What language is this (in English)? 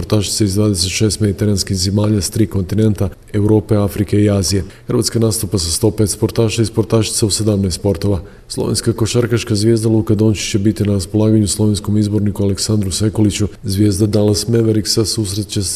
Croatian